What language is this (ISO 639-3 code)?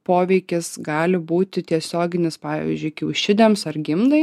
lit